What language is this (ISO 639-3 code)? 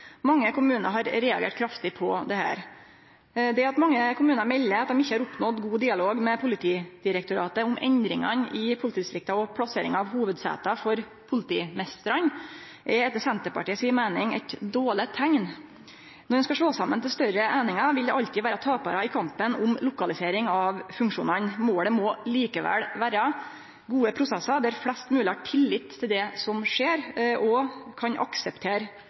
nno